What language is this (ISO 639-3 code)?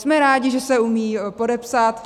ces